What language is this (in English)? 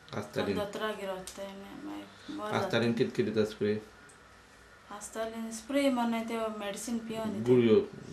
Romanian